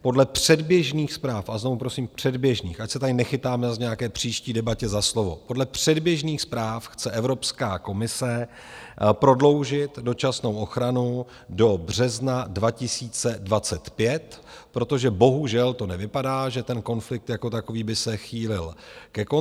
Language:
Czech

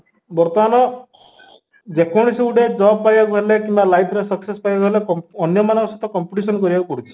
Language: Odia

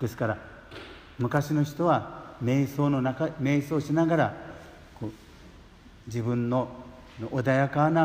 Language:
Japanese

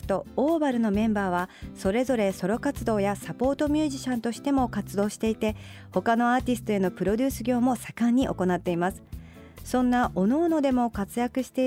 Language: Japanese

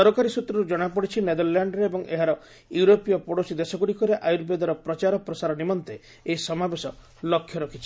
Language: Odia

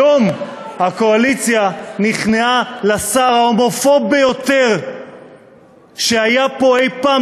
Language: Hebrew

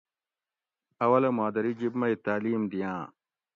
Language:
Gawri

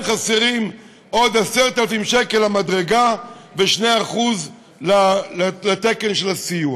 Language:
Hebrew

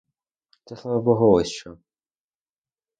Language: Ukrainian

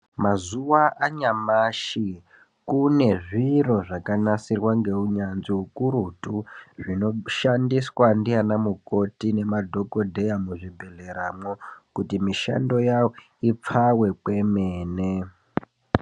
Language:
Ndau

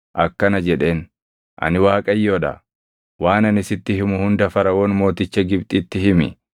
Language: Oromo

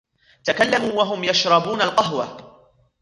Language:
Arabic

